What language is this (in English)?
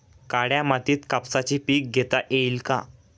Marathi